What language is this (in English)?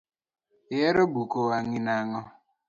Luo (Kenya and Tanzania)